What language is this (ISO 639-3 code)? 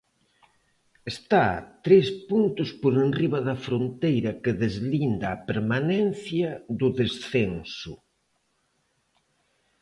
glg